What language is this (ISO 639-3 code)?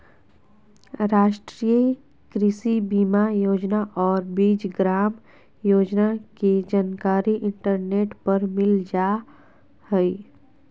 mag